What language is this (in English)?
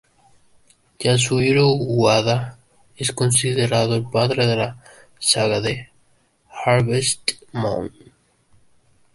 Spanish